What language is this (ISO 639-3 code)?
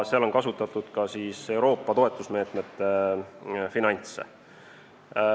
est